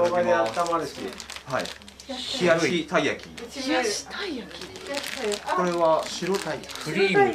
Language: Japanese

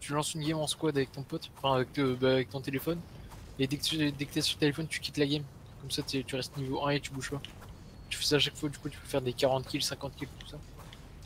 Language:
French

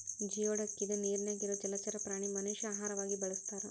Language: Kannada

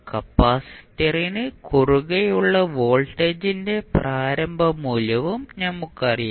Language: Malayalam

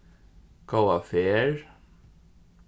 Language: Faroese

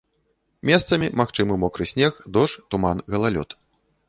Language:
Belarusian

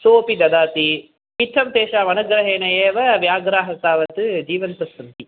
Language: Sanskrit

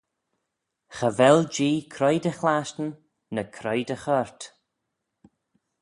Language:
Manx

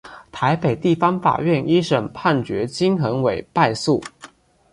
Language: Chinese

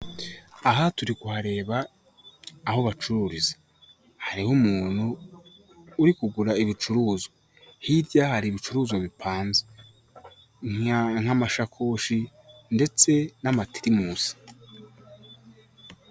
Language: Kinyarwanda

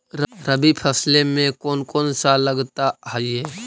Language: Magahi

